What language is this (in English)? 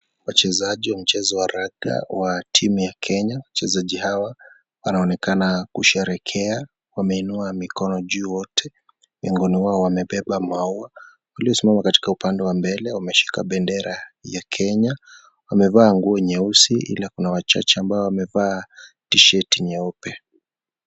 Swahili